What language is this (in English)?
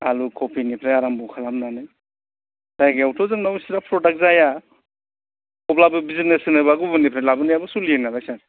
Bodo